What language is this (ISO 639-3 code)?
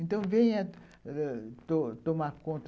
por